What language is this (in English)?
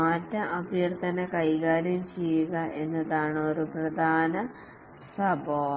Malayalam